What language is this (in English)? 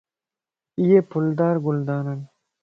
Lasi